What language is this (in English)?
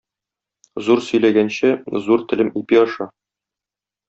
Tatar